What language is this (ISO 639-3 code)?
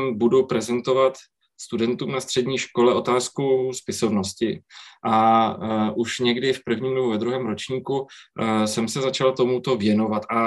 ces